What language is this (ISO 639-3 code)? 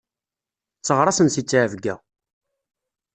kab